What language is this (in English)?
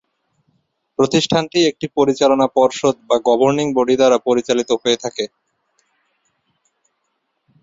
Bangla